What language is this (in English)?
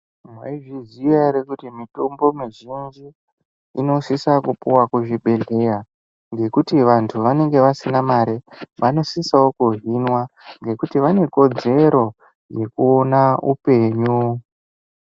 Ndau